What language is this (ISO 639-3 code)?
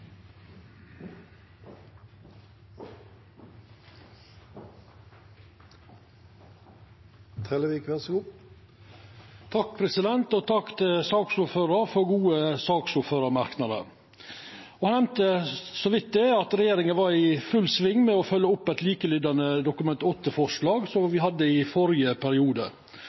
nor